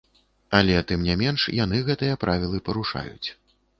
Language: Belarusian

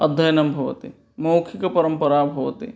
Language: Sanskrit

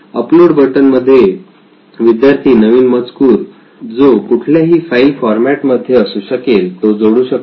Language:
Marathi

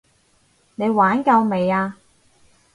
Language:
Cantonese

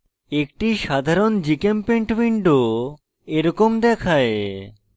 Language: Bangla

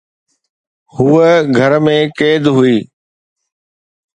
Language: Sindhi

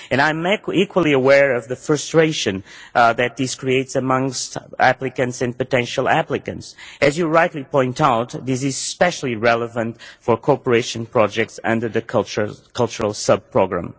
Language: English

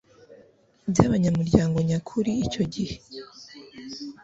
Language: Kinyarwanda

